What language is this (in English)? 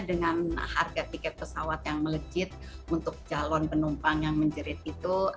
Indonesian